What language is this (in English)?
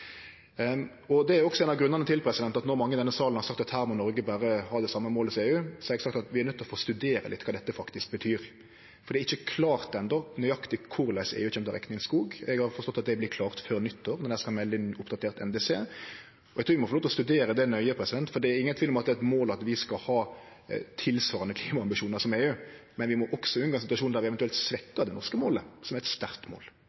Norwegian Nynorsk